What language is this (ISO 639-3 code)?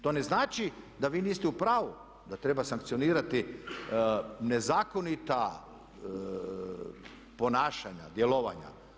hrv